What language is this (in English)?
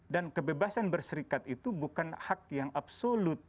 Indonesian